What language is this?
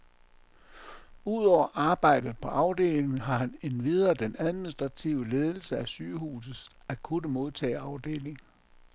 Danish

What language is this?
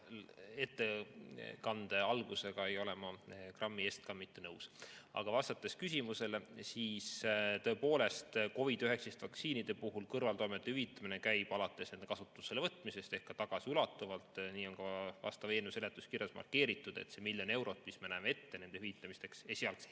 Estonian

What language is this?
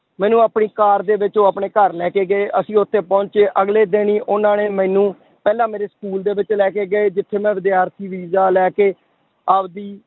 Punjabi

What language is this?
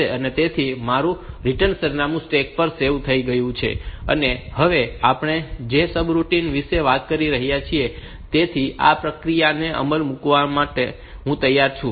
Gujarati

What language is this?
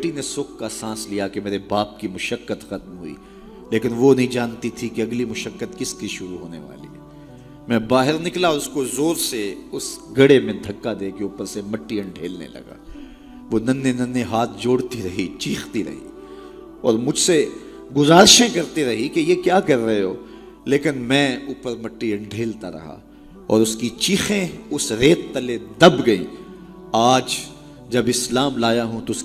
Urdu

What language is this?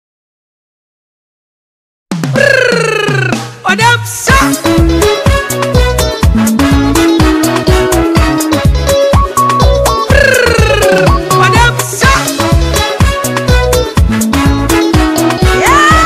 Romanian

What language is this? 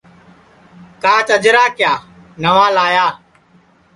Sansi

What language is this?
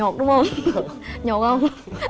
Vietnamese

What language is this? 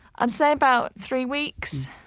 English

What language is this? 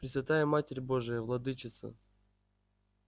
Russian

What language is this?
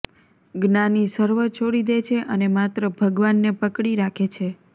Gujarati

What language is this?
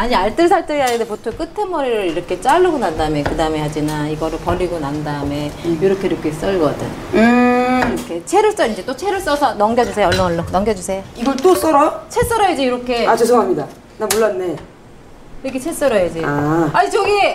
Korean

